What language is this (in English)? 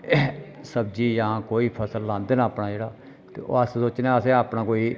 Dogri